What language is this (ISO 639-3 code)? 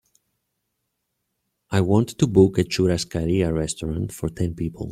eng